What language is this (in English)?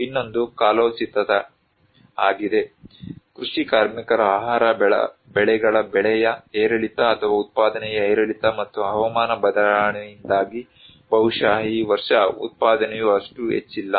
Kannada